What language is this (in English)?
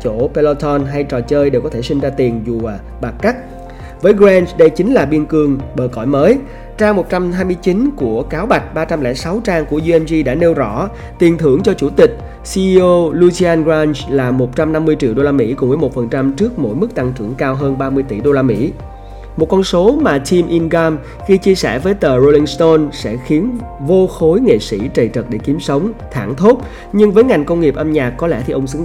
Vietnamese